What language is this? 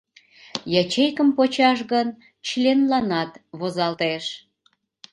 Mari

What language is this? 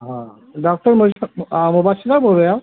Urdu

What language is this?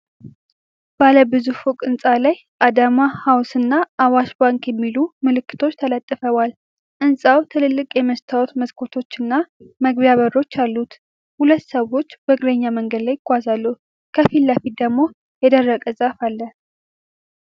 Amharic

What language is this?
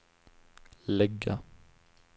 Swedish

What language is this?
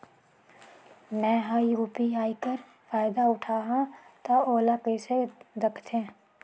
Chhattisgarhi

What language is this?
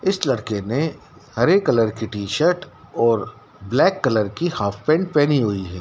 Hindi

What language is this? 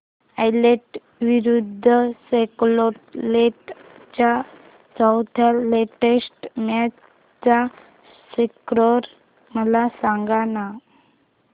Marathi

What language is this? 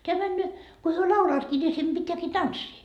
Finnish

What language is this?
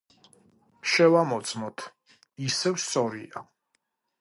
Georgian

